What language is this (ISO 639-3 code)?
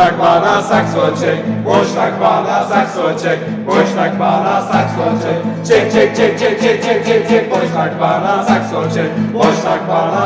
tur